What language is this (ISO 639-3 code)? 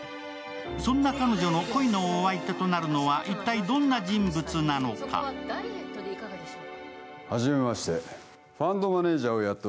jpn